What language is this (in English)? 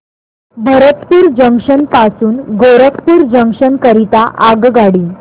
Marathi